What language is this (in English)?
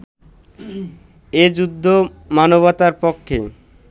Bangla